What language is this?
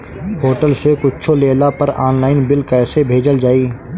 Bhojpuri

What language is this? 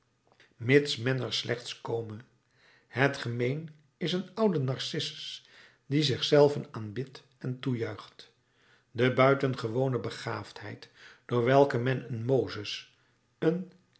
Dutch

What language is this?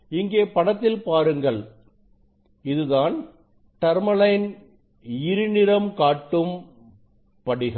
Tamil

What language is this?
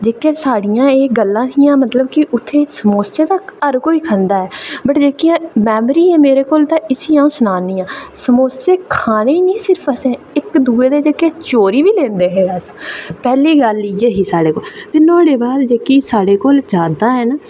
Dogri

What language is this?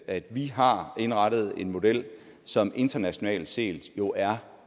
Danish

